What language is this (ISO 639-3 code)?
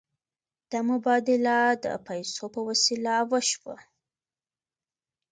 pus